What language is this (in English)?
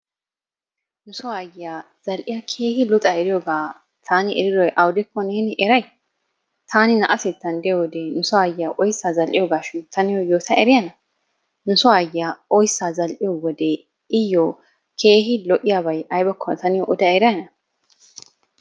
Wolaytta